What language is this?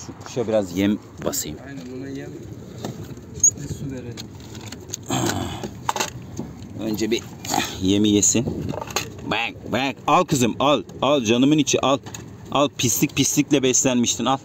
Turkish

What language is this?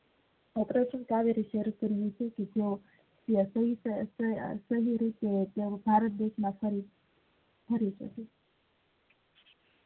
Gujarati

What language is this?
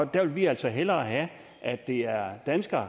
Danish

